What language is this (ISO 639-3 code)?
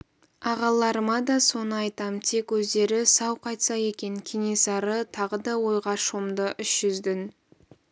kaz